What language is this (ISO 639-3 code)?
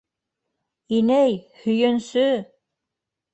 bak